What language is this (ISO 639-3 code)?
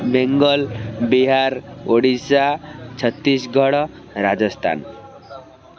ori